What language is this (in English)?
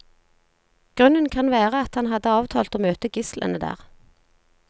Norwegian